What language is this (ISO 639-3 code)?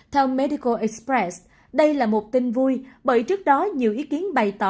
vie